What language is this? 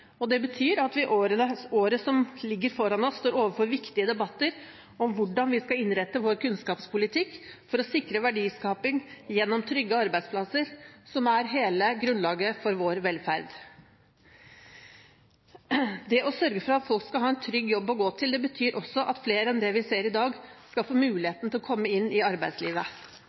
Norwegian Bokmål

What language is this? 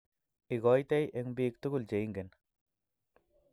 Kalenjin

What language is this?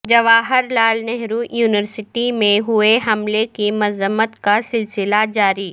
Urdu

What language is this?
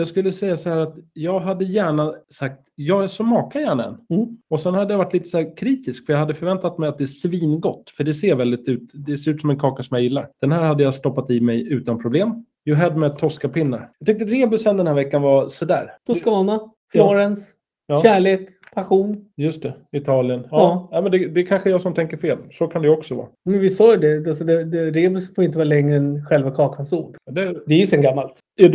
Swedish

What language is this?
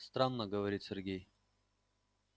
Russian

